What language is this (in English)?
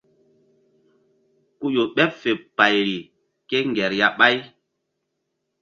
Mbum